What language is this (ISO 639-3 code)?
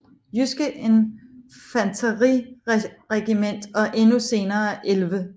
dan